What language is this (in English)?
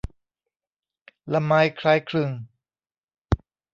Thai